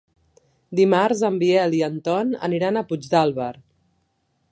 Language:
Catalan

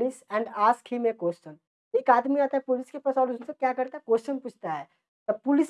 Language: Hindi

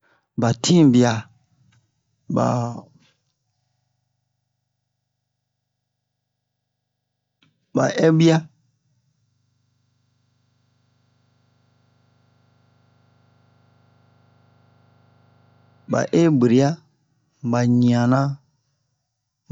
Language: Bomu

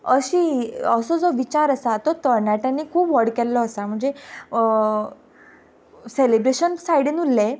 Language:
Konkani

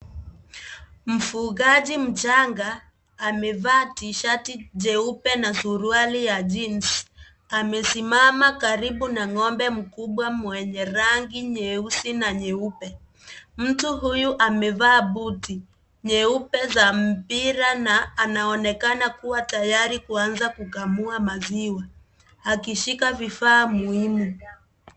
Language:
Swahili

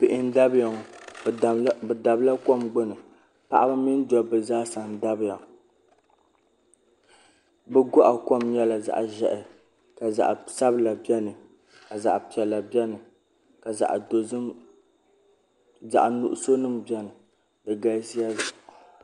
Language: Dagbani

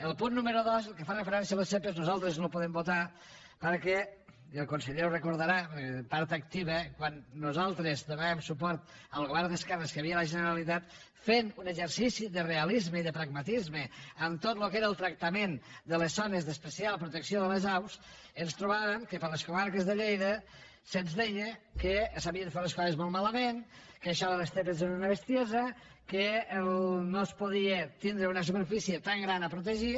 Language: Catalan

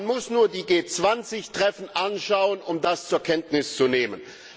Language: German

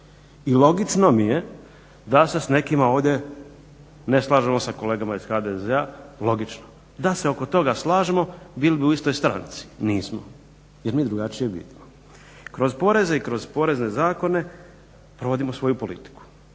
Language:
Croatian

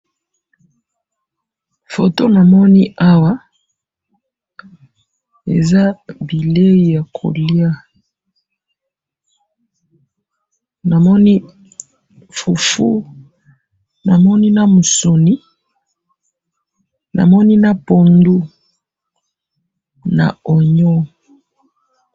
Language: Lingala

